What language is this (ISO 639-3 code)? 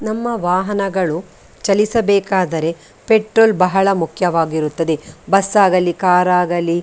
kan